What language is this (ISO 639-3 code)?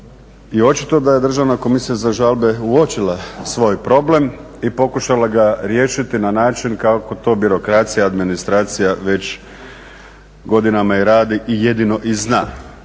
hrv